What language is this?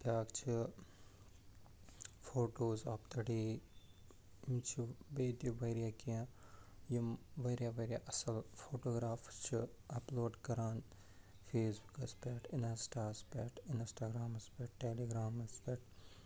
Kashmiri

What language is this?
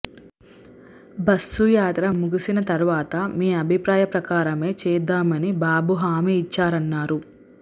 Telugu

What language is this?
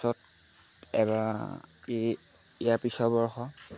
Assamese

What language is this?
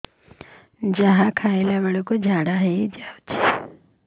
Odia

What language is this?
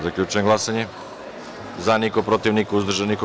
Serbian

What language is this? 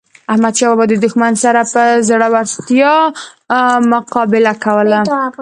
Pashto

